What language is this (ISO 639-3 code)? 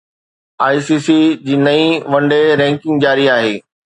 snd